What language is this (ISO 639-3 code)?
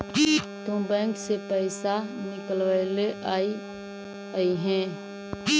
mag